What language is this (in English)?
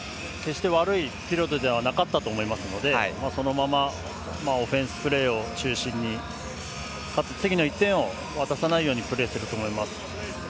Japanese